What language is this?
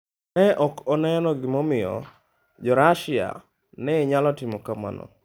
Luo (Kenya and Tanzania)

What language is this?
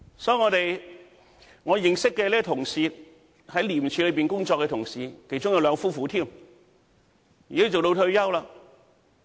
Cantonese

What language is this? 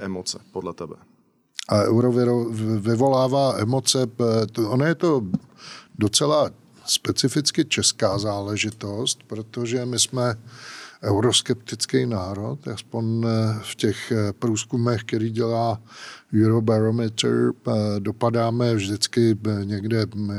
Czech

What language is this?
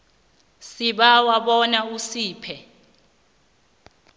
South Ndebele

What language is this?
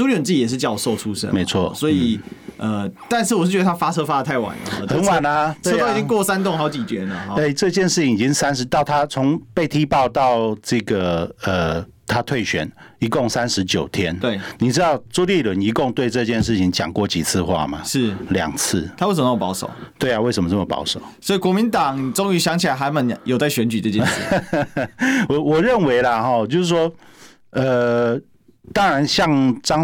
Chinese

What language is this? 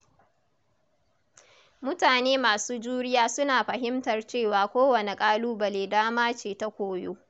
Hausa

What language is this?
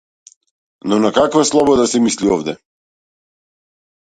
Macedonian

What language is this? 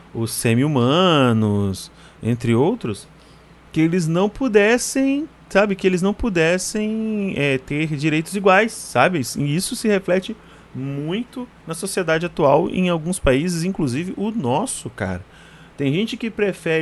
Portuguese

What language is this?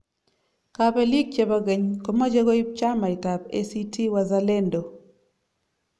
Kalenjin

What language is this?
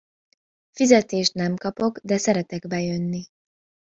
Hungarian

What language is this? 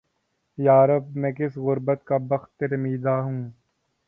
Urdu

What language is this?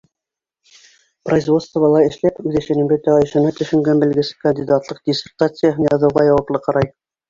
Bashkir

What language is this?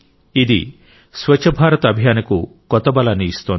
Telugu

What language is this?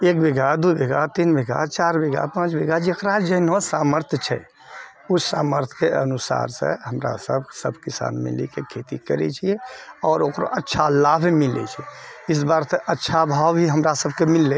Maithili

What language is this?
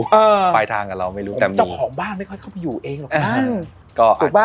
Thai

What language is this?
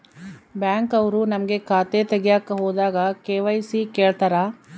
Kannada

